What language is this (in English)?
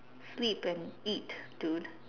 English